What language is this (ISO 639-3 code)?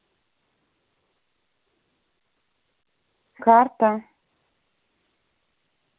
rus